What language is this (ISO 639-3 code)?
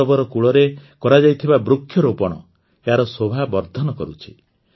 ori